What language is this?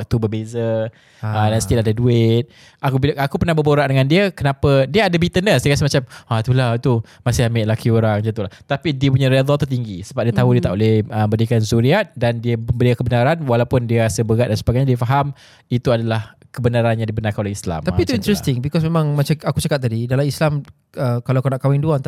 Malay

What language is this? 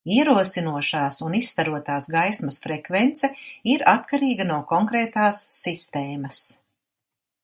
Latvian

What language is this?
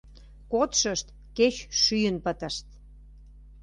Mari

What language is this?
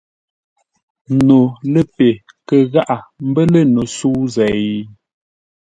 Ngombale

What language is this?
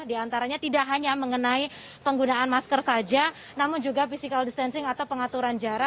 Indonesian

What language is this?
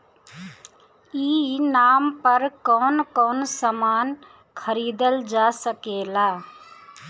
Bhojpuri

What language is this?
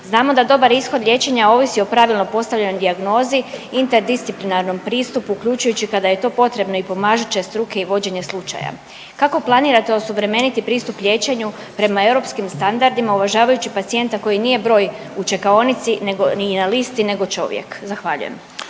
Croatian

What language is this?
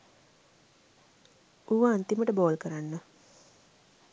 Sinhala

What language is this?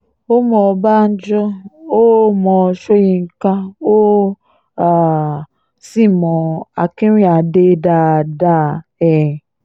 Yoruba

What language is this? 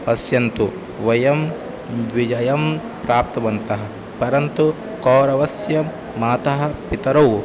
Sanskrit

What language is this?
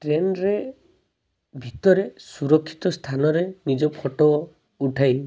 Odia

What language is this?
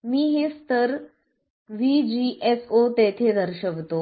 Marathi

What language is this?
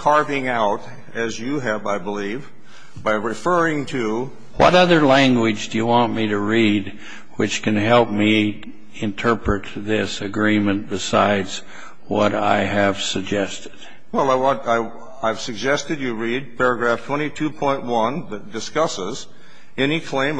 English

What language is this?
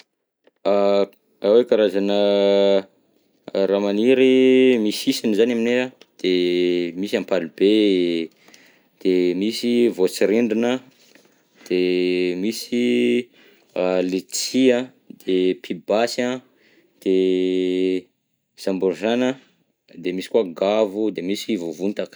Southern Betsimisaraka Malagasy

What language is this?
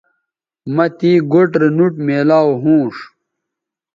Bateri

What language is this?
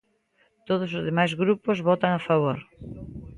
Galician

